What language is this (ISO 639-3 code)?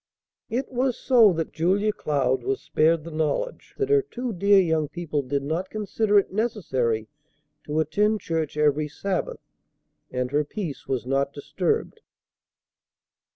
eng